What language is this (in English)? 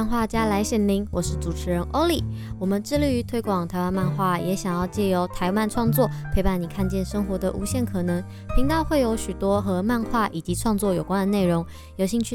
Chinese